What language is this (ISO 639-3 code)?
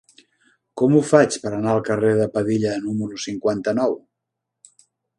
cat